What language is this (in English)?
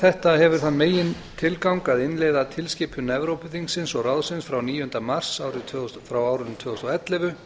Icelandic